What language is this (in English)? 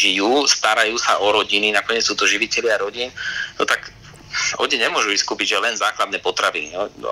Slovak